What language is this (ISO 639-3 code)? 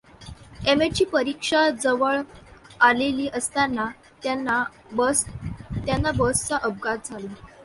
mar